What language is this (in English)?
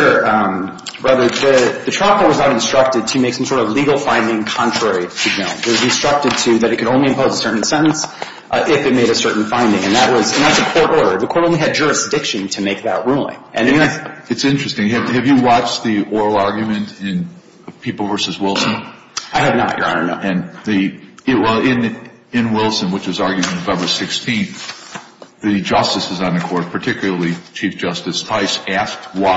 English